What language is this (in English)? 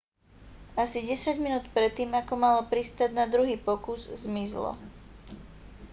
Slovak